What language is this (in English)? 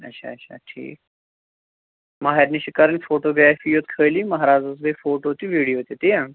Kashmiri